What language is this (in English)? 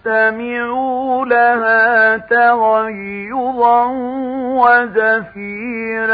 Arabic